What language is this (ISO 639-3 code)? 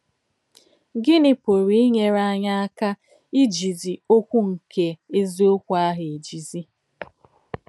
ibo